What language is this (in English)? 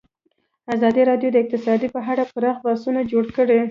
Pashto